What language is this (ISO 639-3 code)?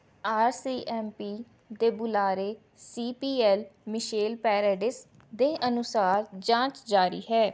pan